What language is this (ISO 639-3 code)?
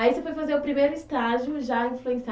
por